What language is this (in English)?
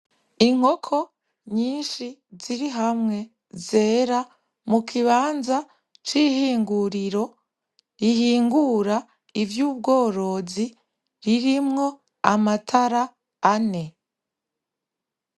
Rundi